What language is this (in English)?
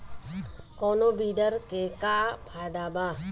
Bhojpuri